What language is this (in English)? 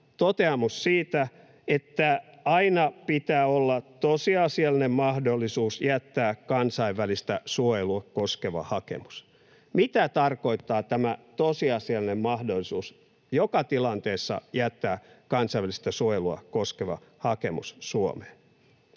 Finnish